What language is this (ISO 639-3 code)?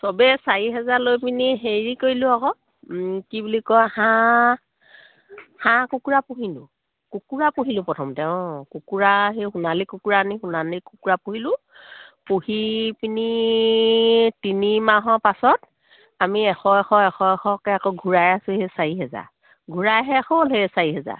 asm